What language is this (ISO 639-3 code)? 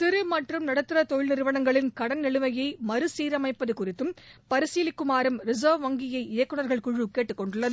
tam